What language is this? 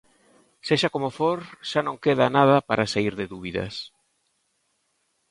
Galician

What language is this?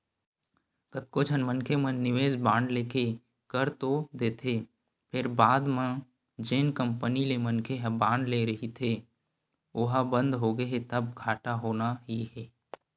Chhattisgarhi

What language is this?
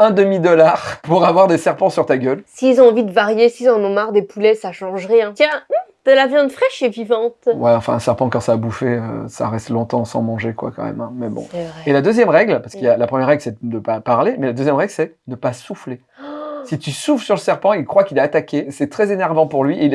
French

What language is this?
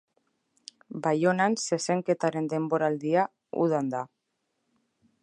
Basque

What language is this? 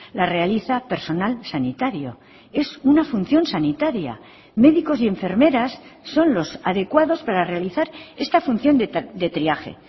Spanish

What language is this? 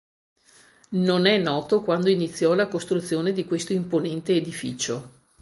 Italian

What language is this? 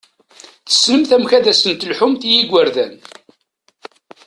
Kabyle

